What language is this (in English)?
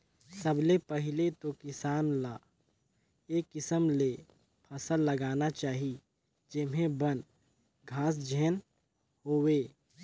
Chhattisgarhi